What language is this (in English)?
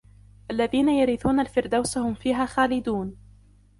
Arabic